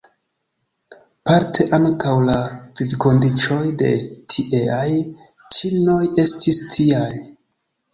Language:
Esperanto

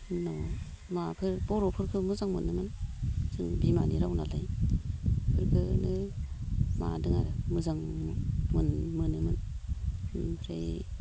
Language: Bodo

